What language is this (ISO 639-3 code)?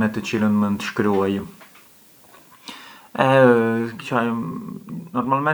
aae